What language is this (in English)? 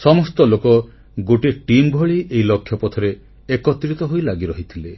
Odia